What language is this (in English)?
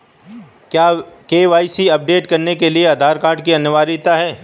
Hindi